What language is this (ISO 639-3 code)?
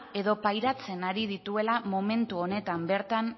eus